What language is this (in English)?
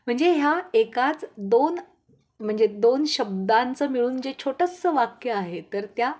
Marathi